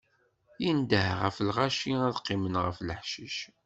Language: Kabyle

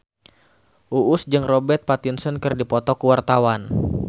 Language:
Sundanese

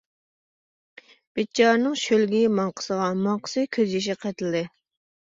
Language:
Uyghur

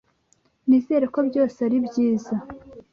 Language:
Kinyarwanda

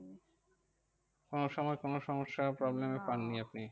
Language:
Bangla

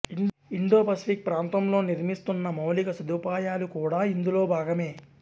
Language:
Telugu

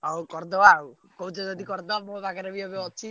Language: Odia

